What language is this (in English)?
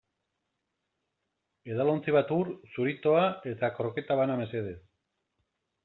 Basque